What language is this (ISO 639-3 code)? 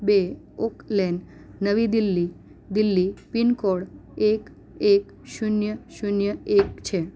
guj